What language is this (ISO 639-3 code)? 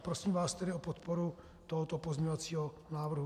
ces